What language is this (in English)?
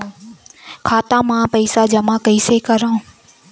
Chhattisgarhi